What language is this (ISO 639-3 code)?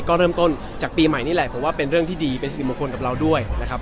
tha